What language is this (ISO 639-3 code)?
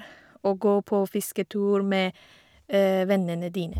nor